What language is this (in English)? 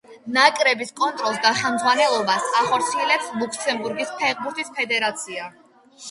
Georgian